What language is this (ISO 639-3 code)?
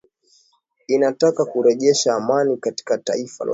swa